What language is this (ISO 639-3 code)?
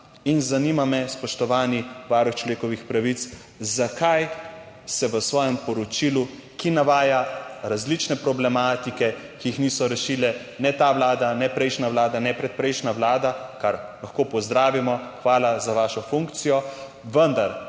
slv